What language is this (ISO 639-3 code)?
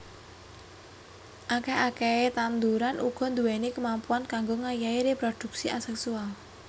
jav